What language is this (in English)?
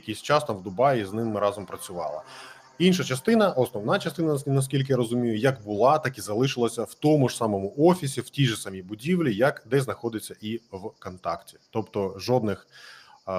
Ukrainian